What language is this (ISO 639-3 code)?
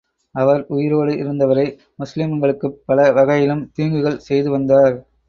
tam